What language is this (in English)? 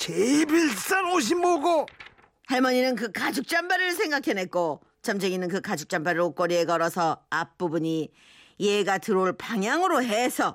Korean